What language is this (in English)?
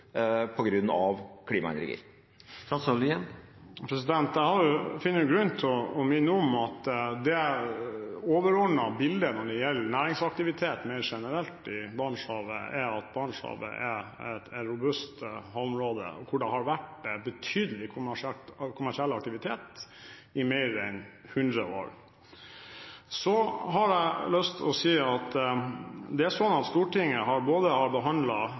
Norwegian Bokmål